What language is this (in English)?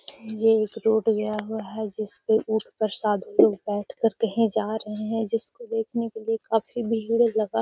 Magahi